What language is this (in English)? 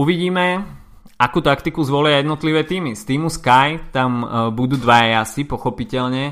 Slovak